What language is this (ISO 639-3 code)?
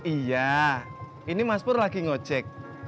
ind